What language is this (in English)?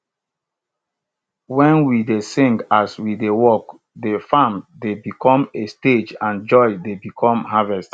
Nigerian Pidgin